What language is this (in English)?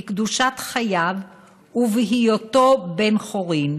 Hebrew